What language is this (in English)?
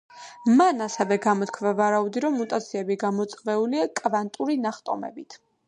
Georgian